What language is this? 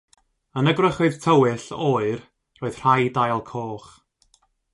Welsh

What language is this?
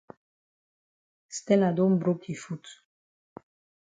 Cameroon Pidgin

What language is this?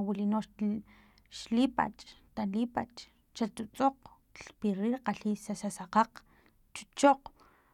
Filomena Mata-Coahuitlán Totonac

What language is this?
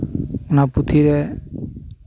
Santali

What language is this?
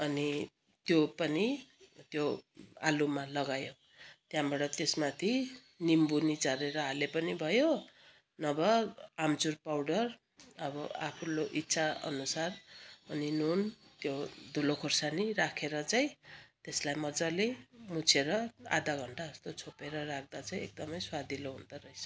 Nepali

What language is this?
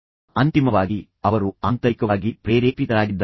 Kannada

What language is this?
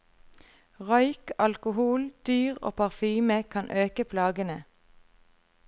Norwegian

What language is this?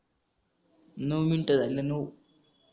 Marathi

